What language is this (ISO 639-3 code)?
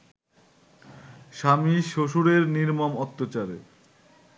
ben